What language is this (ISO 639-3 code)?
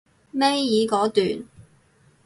yue